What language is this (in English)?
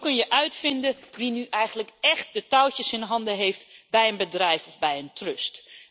Dutch